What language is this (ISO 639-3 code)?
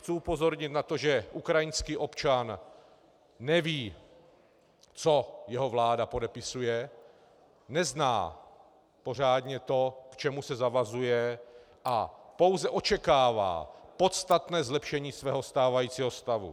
ces